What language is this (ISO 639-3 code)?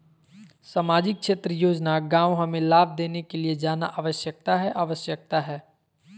mag